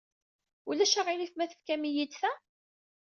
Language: Kabyle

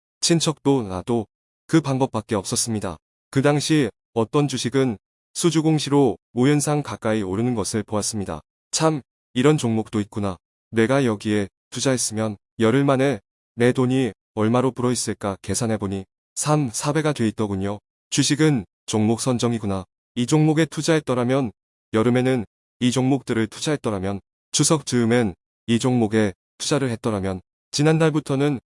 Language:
Korean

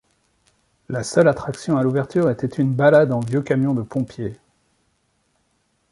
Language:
French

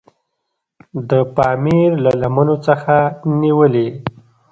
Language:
Pashto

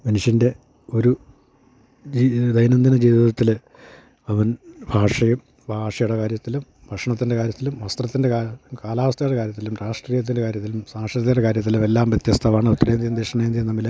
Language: Malayalam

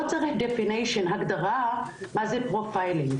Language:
Hebrew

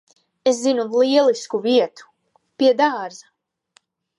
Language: Latvian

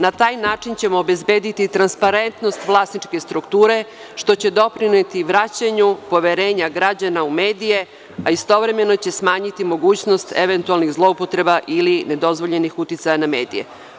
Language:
Serbian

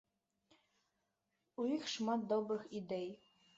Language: Belarusian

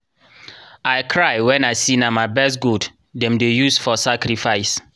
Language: Nigerian Pidgin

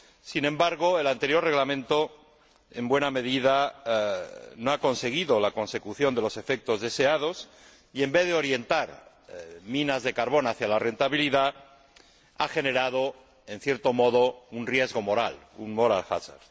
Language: Spanish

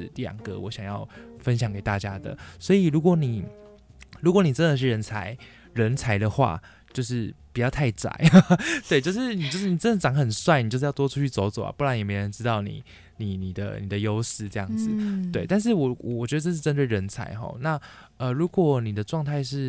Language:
Chinese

